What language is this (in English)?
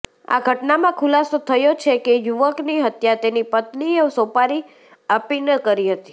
Gujarati